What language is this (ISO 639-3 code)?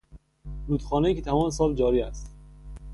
fas